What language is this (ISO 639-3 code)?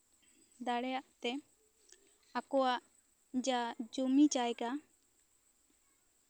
sat